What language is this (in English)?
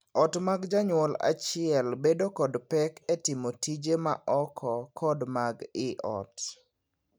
Luo (Kenya and Tanzania)